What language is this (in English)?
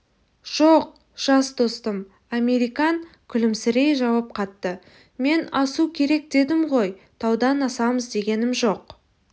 Kazakh